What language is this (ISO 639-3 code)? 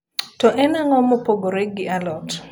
luo